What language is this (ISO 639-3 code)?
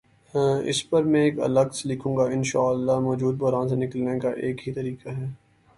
urd